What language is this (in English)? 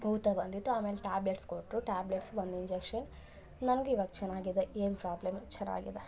Kannada